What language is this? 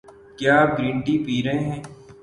Urdu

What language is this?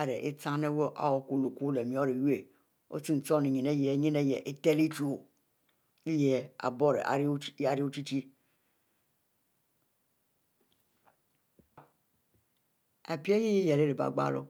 Mbe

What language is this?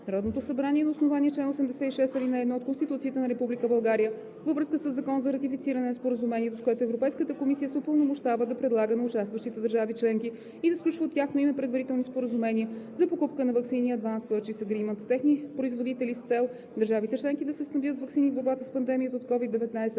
Bulgarian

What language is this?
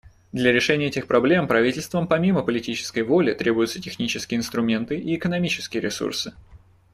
Russian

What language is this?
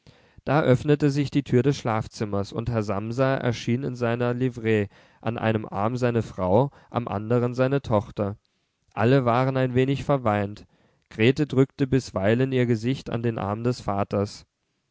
German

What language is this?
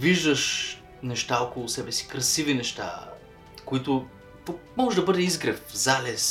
Bulgarian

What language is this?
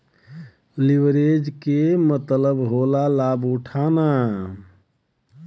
Bhojpuri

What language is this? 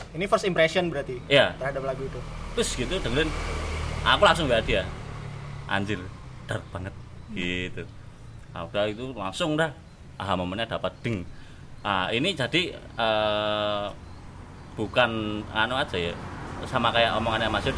Indonesian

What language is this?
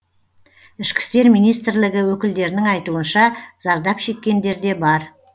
Kazakh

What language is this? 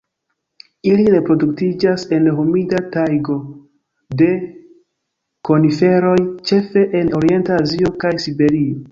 Esperanto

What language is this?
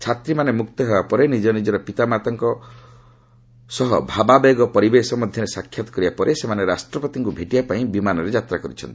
Odia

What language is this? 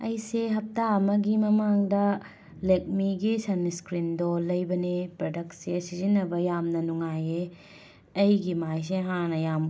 Manipuri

